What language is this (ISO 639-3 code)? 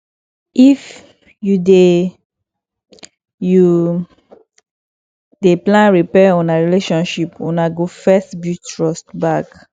pcm